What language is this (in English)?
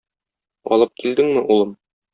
Tatar